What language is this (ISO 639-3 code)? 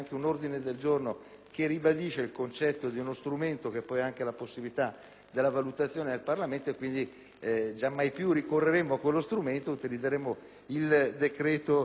ita